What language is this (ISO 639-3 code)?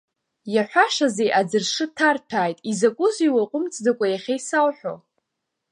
abk